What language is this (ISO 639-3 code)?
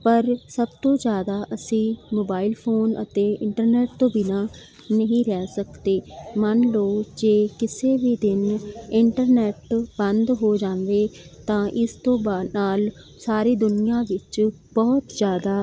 pan